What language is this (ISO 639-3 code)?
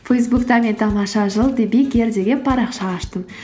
kaz